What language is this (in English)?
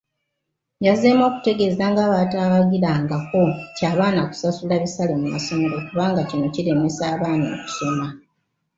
Ganda